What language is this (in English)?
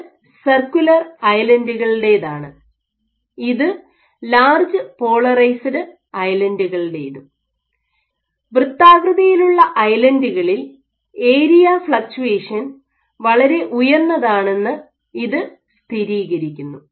Malayalam